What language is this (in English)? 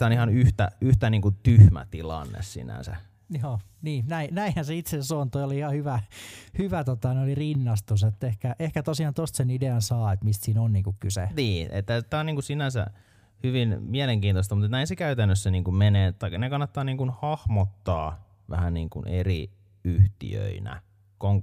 Finnish